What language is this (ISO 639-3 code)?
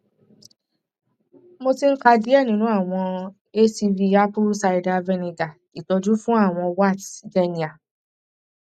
yor